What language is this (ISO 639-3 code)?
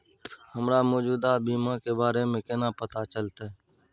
mai